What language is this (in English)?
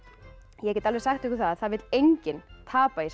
Icelandic